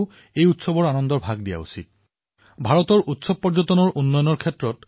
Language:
Assamese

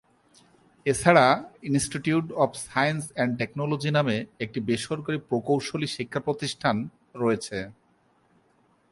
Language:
Bangla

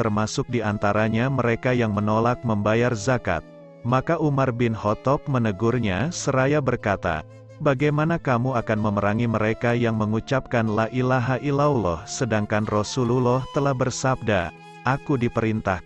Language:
Indonesian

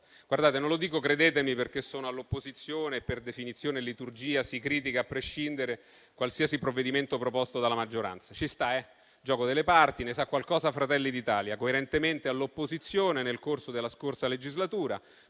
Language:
Italian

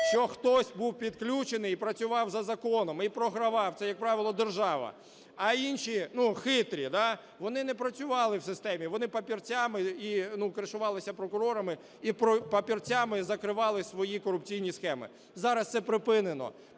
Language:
Ukrainian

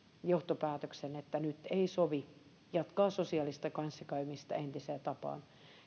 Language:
Finnish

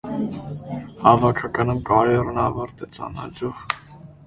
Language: Armenian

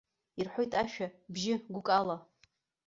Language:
Abkhazian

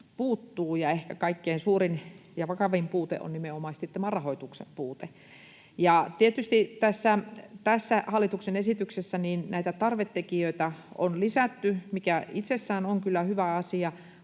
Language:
Finnish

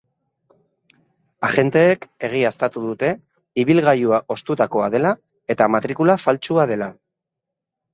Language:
Basque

